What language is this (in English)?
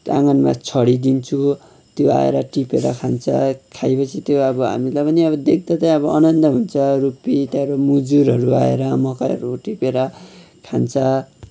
Nepali